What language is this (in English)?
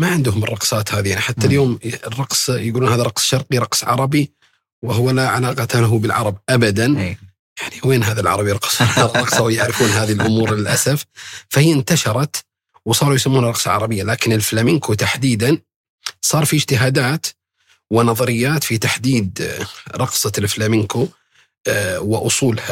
Arabic